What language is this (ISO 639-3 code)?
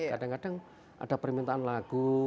ind